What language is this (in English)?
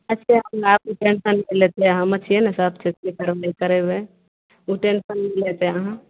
Maithili